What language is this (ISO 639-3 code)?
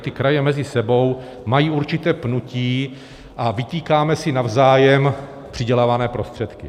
ces